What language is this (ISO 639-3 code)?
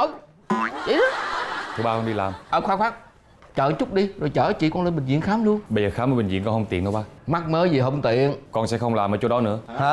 vie